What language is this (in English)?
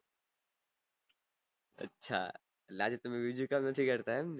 Gujarati